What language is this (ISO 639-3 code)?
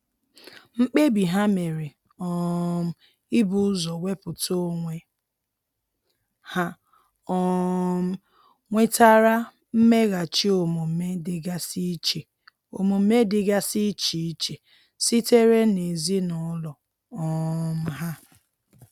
ibo